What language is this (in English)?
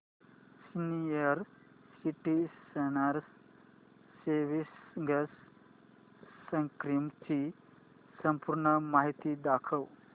Marathi